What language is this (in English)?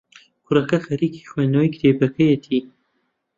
Central Kurdish